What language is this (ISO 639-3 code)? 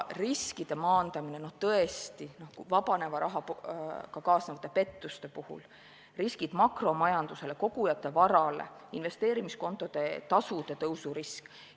est